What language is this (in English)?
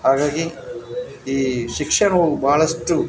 Kannada